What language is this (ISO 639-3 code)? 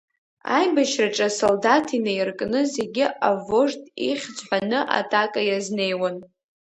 abk